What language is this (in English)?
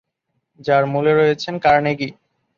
Bangla